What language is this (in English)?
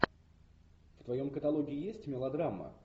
Russian